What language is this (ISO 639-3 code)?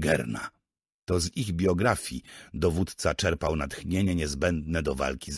pol